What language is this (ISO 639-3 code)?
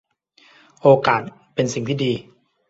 tha